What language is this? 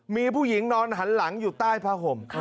Thai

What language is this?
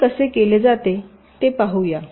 Marathi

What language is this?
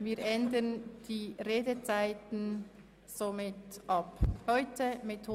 Swiss German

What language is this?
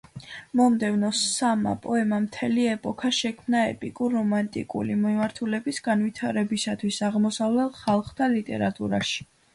Georgian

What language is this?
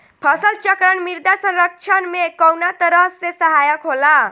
Bhojpuri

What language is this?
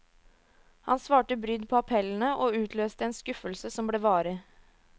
Norwegian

